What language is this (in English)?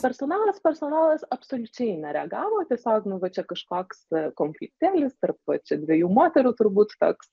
Lithuanian